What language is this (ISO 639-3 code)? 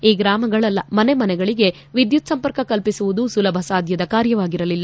kan